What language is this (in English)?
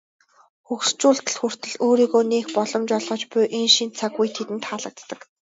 Mongolian